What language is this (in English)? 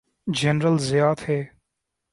Urdu